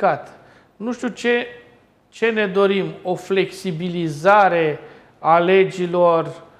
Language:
Romanian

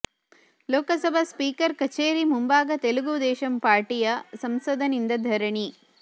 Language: Kannada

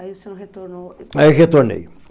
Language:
Portuguese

